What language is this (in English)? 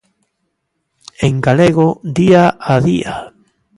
Galician